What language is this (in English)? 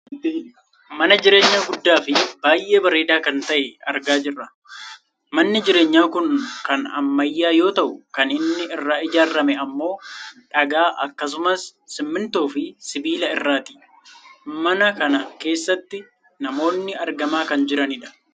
Oromo